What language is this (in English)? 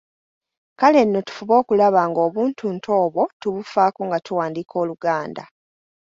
Ganda